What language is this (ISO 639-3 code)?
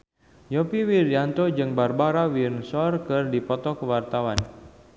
sun